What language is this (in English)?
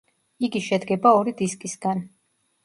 Georgian